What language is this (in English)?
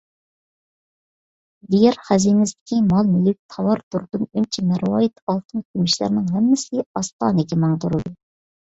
Uyghur